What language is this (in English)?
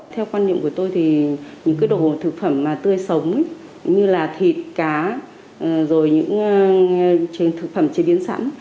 Vietnamese